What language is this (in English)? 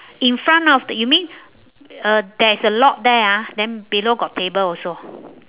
English